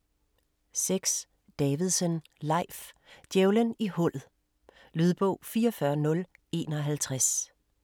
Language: Danish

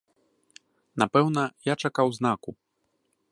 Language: Belarusian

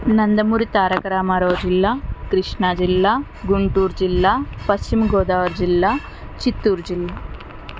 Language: Telugu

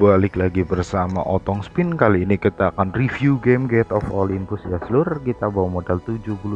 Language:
Indonesian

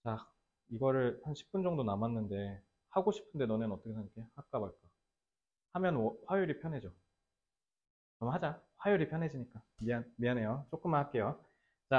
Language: Korean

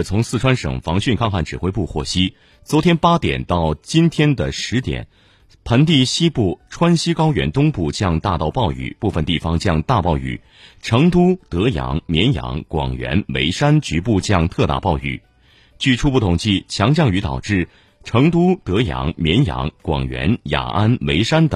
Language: Chinese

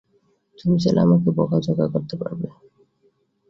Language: Bangla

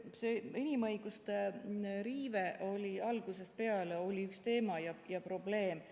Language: Estonian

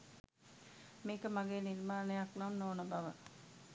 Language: Sinhala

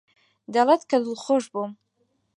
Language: Central Kurdish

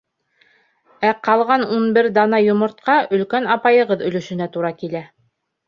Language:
Bashkir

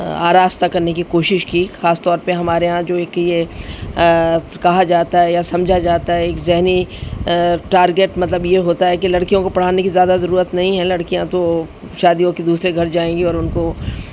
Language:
Urdu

